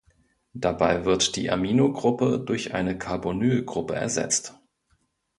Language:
German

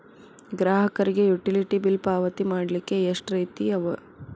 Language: Kannada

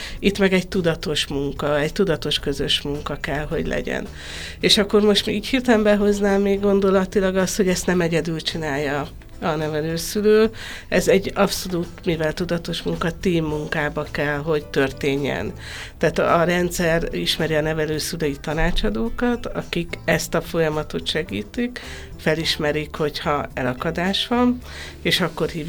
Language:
Hungarian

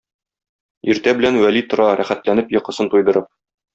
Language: Tatar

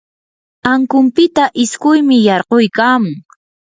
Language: Yanahuanca Pasco Quechua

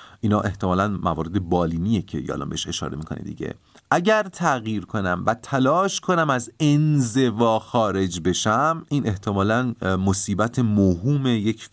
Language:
Persian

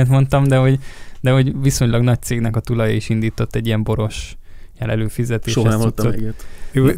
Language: Hungarian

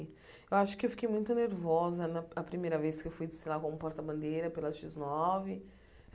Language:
Portuguese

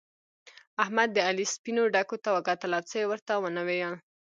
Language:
Pashto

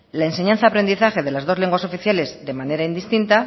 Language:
Spanish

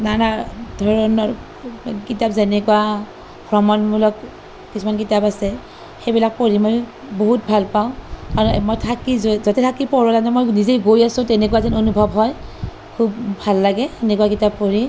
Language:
Assamese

